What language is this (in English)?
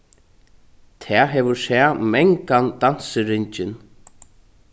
Faroese